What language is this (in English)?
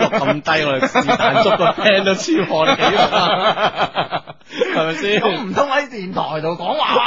Chinese